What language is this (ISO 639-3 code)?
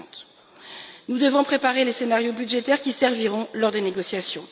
fra